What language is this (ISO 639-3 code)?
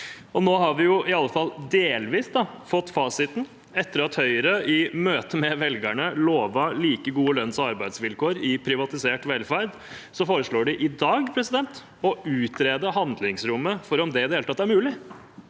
nor